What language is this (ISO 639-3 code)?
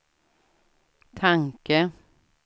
swe